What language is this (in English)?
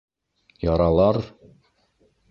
Bashkir